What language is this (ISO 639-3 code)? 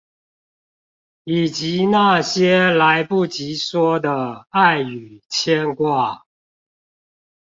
zho